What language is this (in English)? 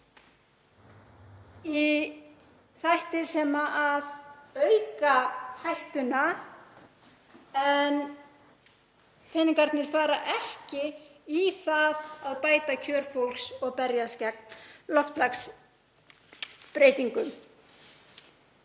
Icelandic